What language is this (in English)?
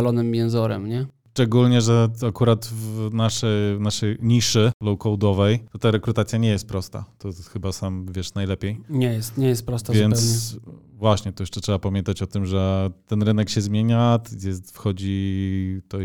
Polish